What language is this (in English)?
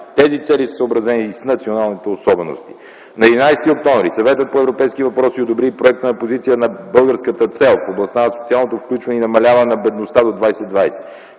Bulgarian